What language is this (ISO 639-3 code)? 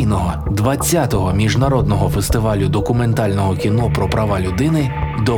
ukr